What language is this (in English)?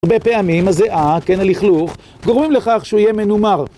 Hebrew